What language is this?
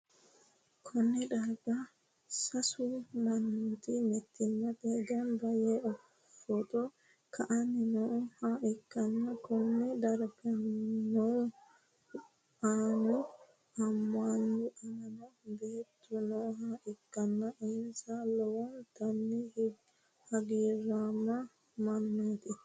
Sidamo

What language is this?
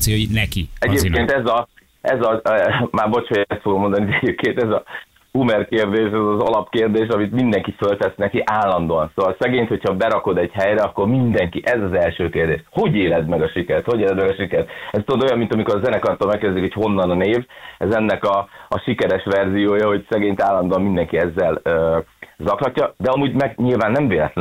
Hungarian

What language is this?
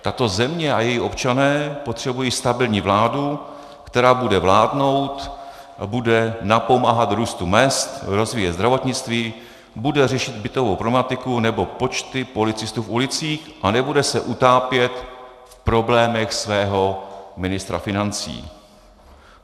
Czech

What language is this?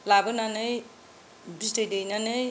Bodo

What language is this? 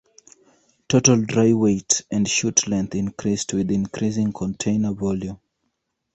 English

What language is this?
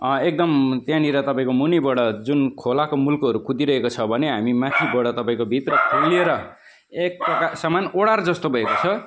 Nepali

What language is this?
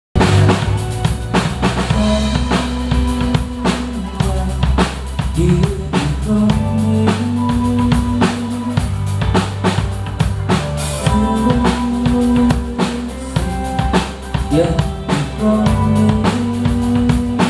English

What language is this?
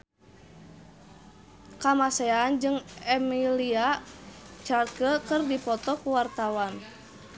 Sundanese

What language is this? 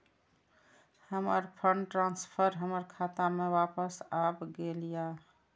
Maithili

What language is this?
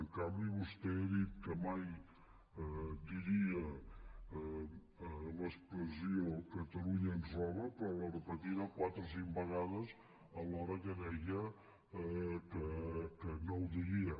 Catalan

